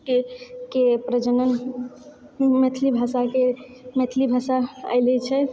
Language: Maithili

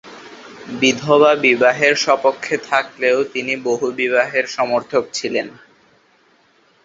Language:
Bangla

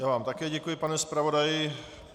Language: Czech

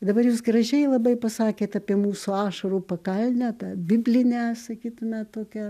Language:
Lithuanian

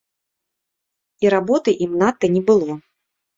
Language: Belarusian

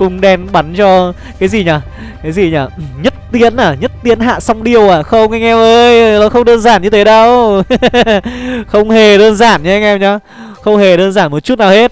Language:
Vietnamese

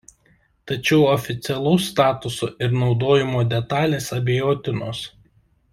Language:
Lithuanian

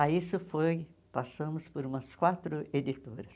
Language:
Portuguese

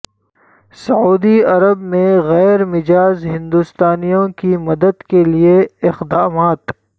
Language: Urdu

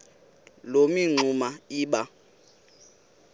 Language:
Xhosa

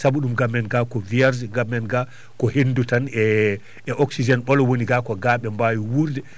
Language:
Fula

